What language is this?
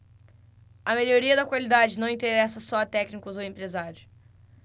Portuguese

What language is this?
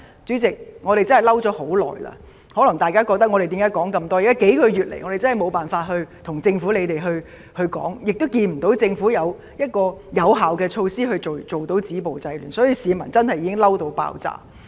Cantonese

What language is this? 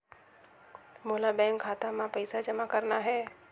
Chhattisgarhi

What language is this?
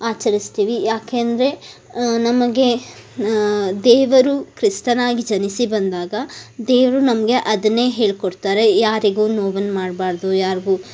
Kannada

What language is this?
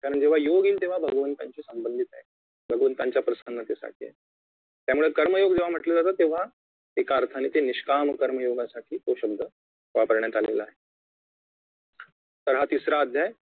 Marathi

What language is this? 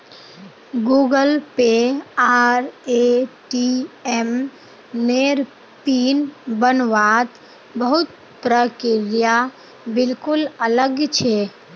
Magahi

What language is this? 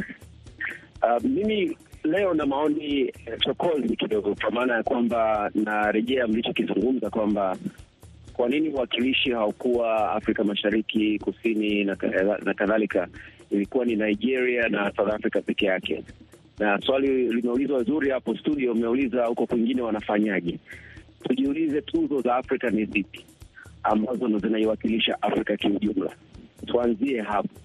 Swahili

